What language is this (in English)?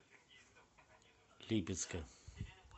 Russian